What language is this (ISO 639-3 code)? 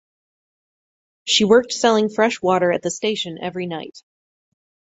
eng